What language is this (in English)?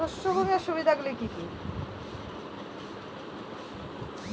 Bangla